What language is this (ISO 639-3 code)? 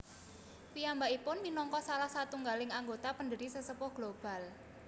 jav